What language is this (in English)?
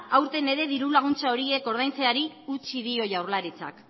Basque